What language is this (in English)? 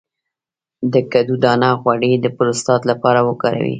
Pashto